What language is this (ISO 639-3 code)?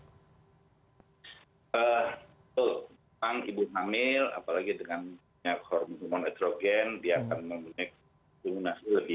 ind